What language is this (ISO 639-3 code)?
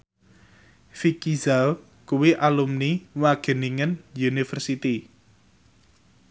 jav